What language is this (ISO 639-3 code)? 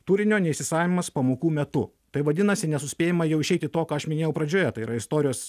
lit